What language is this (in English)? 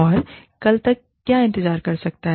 Hindi